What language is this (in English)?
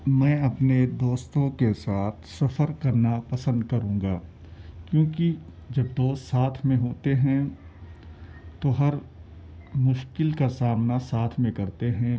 Urdu